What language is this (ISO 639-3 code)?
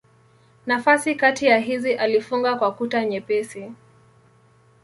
swa